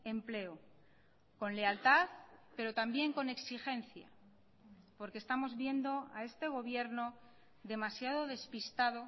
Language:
Spanish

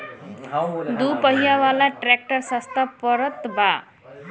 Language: Bhojpuri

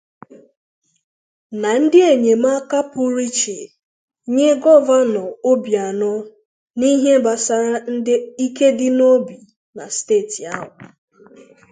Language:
Igbo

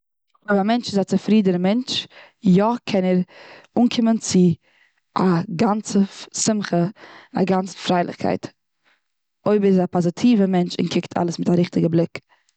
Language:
Yiddish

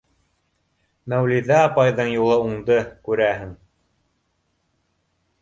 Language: Bashkir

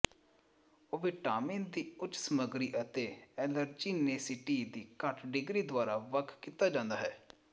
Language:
Punjabi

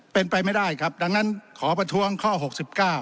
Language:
Thai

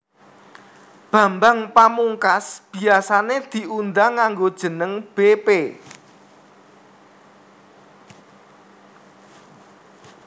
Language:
Javanese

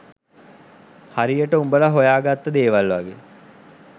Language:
Sinhala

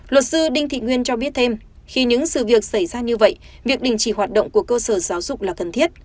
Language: Vietnamese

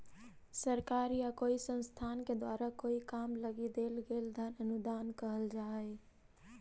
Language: Magahi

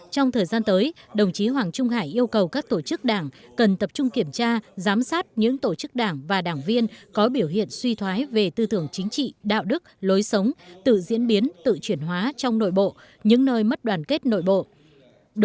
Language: Vietnamese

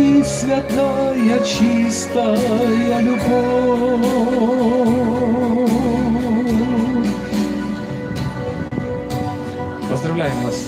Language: Russian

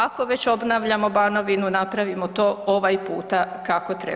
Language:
Croatian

